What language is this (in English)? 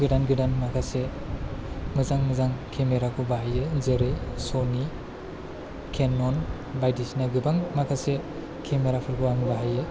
Bodo